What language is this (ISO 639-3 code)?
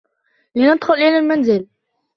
ara